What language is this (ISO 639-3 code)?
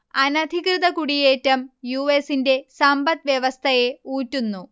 mal